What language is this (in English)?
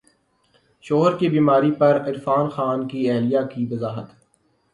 Urdu